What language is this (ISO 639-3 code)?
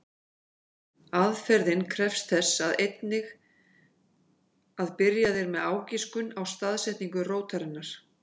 isl